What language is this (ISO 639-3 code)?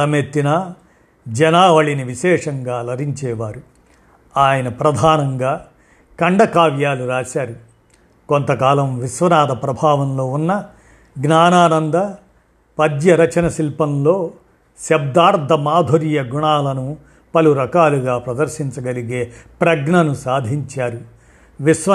tel